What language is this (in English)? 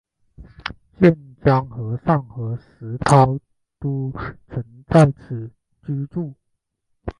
Chinese